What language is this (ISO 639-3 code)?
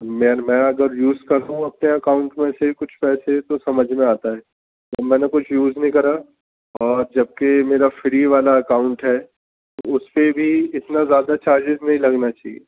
urd